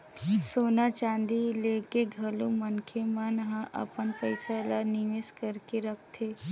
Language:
Chhattisgarhi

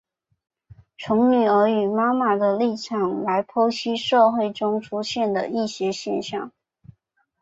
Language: Chinese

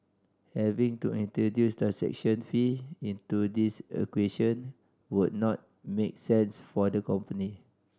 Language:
English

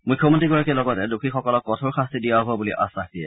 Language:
Assamese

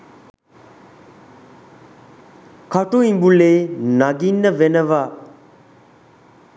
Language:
Sinhala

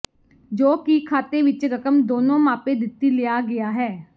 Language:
Punjabi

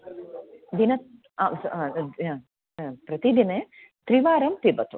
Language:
Sanskrit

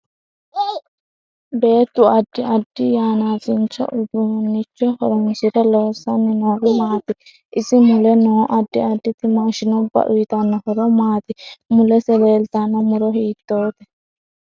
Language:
Sidamo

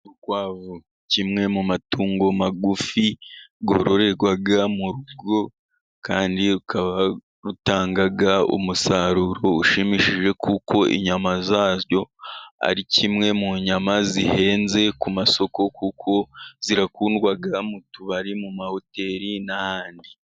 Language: Kinyarwanda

